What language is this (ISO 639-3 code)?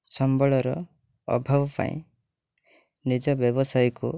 ori